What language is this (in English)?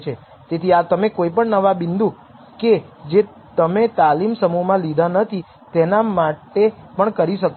Gujarati